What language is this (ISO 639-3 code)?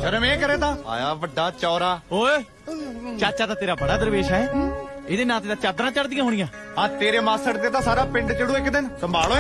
urd